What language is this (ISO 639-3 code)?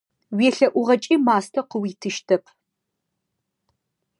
ady